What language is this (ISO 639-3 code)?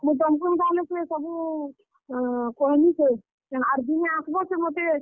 ori